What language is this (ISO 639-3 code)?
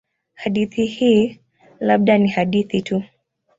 swa